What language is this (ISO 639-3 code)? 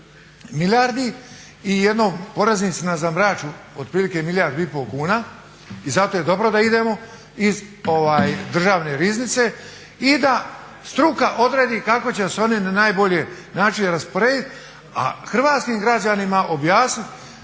hrv